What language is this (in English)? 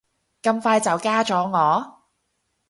Cantonese